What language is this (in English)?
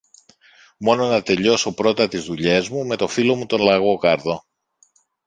Greek